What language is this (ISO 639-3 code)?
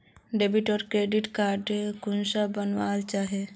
mag